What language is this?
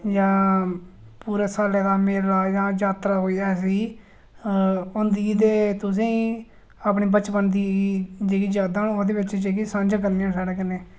Dogri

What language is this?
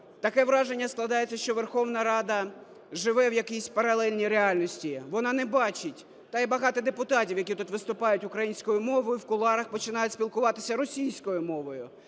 Ukrainian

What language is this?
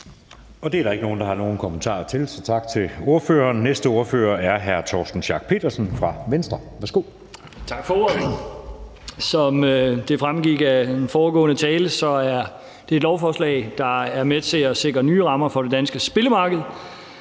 Danish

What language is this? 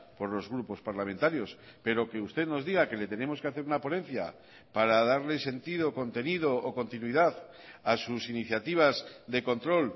Spanish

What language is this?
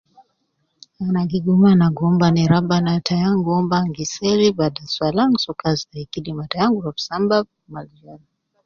Nubi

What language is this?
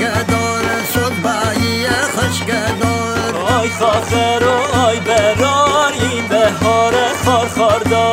Persian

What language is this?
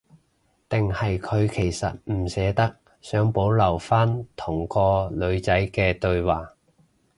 Cantonese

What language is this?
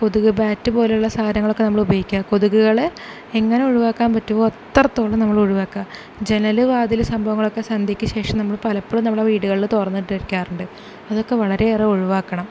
Malayalam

